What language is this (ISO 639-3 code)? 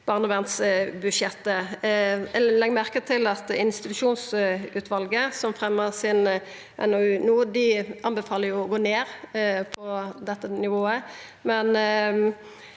nor